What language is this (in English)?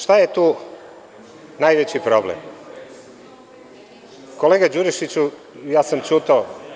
Serbian